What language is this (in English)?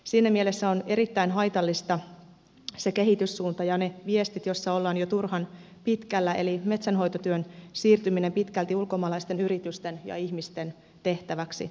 Finnish